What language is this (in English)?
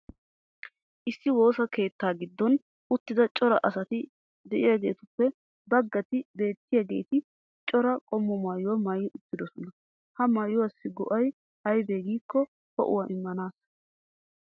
Wolaytta